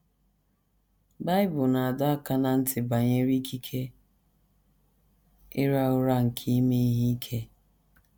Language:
Igbo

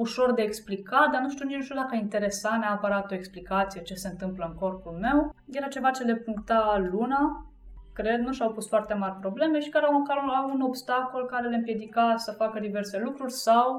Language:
Romanian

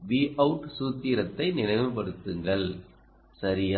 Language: Tamil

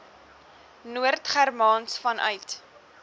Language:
Afrikaans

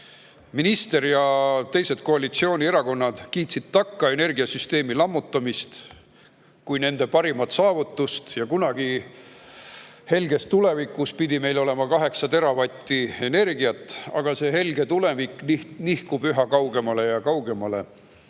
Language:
Estonian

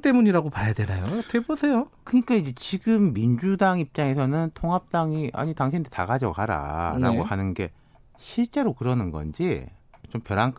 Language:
Korean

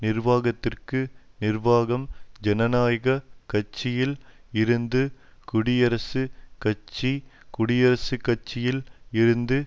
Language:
Tamil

